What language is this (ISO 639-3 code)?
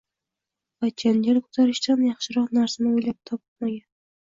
uzb